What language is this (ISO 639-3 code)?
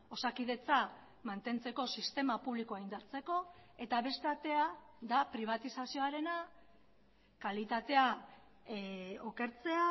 eus